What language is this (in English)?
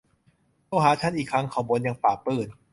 Thai